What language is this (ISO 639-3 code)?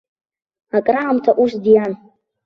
abk